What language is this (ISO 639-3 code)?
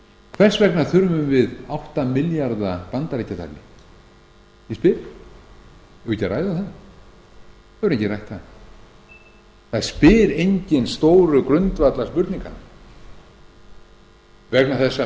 isl